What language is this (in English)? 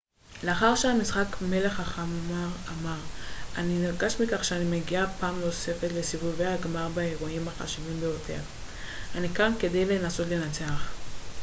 Hebrew